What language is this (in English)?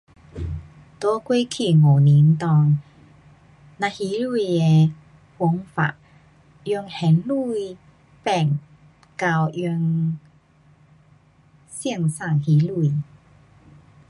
Pu-Xian Chinese